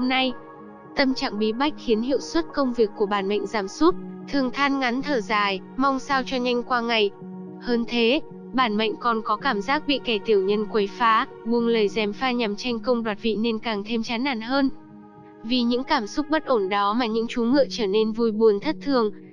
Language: Vietnamese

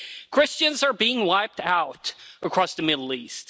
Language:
English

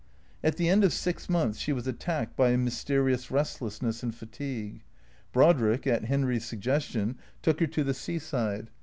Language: English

